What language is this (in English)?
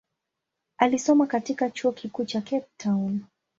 Swahili